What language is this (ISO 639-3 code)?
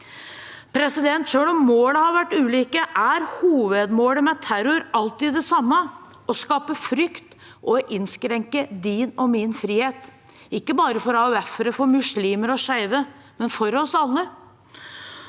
nor